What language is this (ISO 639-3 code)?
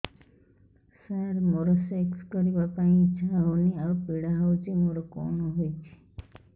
ori